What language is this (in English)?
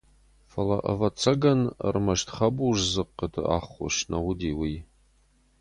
Ossetic